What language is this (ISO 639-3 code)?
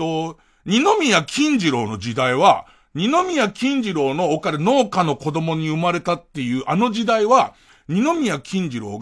jpn